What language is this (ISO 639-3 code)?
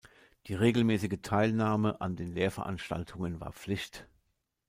deu